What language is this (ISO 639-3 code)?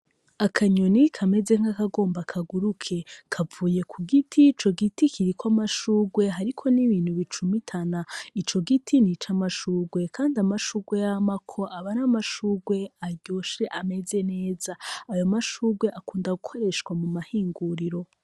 run